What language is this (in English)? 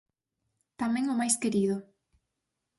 Galician